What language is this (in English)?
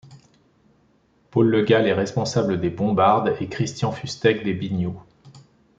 French